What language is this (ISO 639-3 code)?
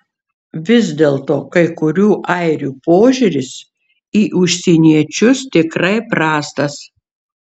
lit